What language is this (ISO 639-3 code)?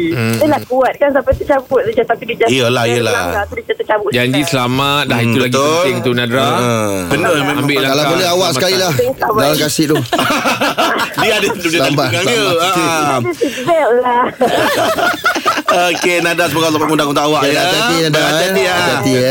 msa